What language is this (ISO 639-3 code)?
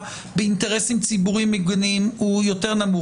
heb